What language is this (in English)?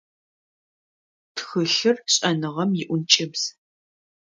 Adyghe